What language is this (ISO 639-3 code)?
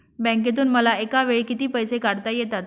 mar